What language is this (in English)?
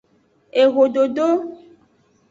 Aja (Benin)